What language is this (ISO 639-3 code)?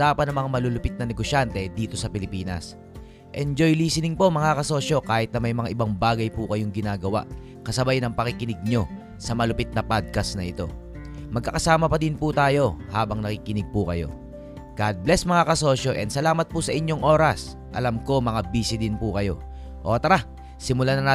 fil